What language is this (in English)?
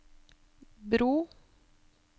Norwegian